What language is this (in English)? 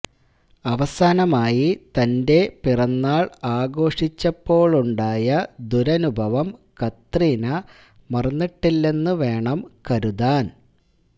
Malayalam